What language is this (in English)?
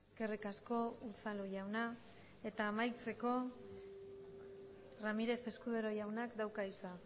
Basque